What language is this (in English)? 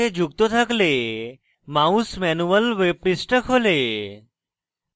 Bangla